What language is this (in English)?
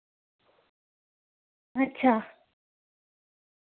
Dogri